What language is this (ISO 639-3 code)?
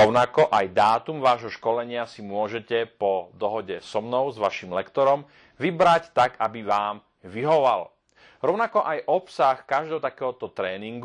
slk